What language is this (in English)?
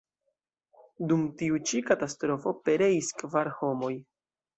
Esperanto